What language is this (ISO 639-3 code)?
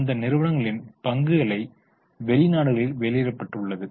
tam